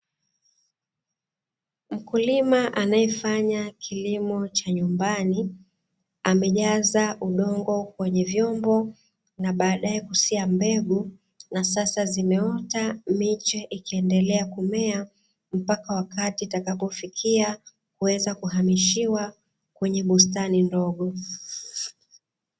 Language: Swahili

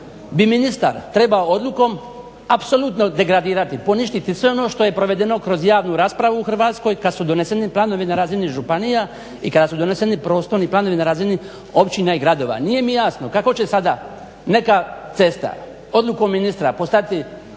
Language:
Croatian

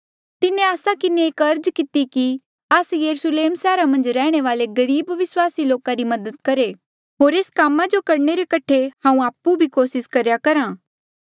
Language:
Mandeali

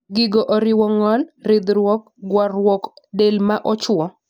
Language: Luo (Kenya and Tanzania)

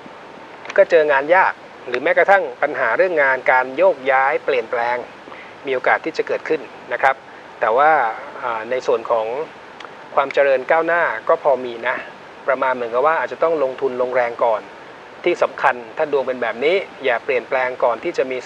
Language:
Thai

